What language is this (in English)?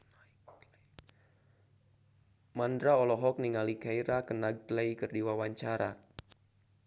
Sundanese